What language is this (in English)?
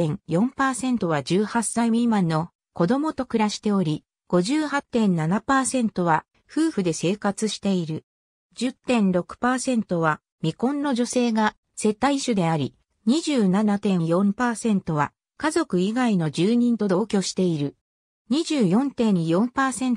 Japanese